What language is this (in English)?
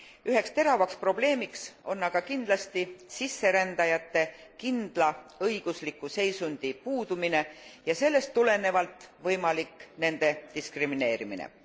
Estonian